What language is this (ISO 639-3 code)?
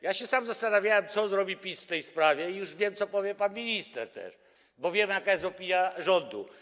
pol